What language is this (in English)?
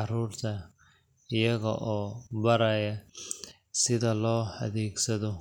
Somali